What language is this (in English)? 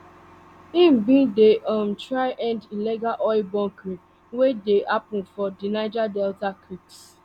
Nigerian Pidgin